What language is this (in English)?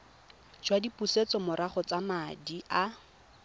Tswana